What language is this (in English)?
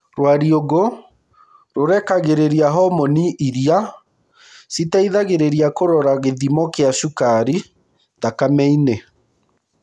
Kikuyu